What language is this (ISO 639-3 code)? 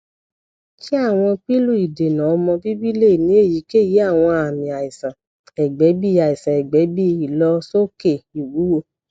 yor